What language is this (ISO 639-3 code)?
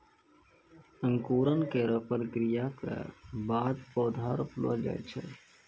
mai